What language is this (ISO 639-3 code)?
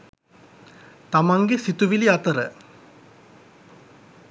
sin